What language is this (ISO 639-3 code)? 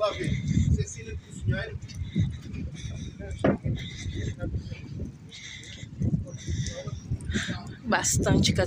por